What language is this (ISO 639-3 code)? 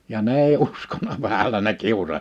fin